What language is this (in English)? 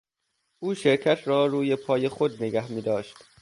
Persian